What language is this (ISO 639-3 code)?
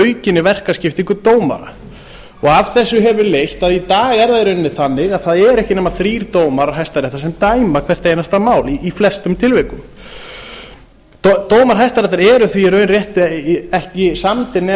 isl